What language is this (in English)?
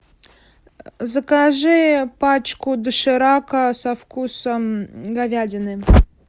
Russian